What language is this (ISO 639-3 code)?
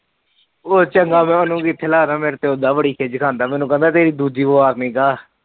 pan